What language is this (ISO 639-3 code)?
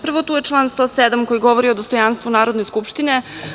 srp